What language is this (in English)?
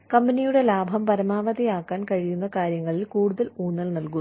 Malayalam